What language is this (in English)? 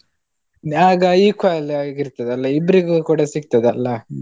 Kannada